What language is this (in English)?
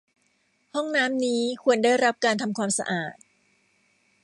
Thai